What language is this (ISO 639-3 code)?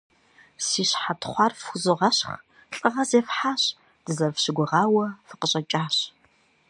kbd